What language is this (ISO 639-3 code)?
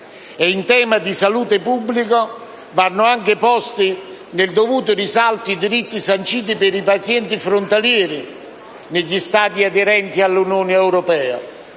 ita